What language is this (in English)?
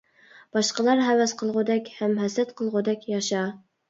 Uyghur